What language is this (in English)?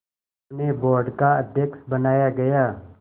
Hindi